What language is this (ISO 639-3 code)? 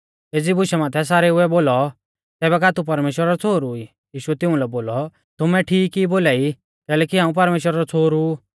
bfz